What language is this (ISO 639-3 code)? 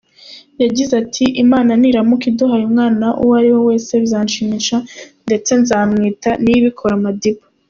kin